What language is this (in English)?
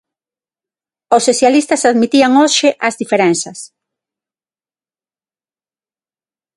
Galician